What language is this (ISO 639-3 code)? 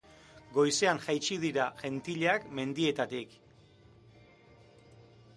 eus